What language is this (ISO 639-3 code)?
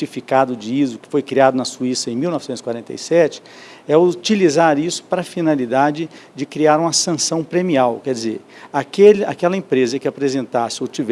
por